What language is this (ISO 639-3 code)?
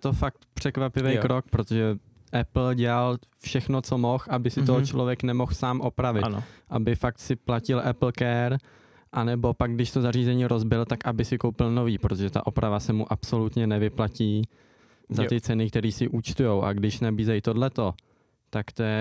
ces